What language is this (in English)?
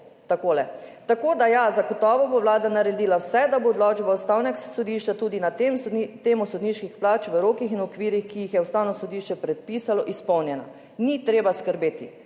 Slovenian